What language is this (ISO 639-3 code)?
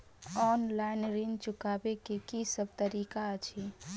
mai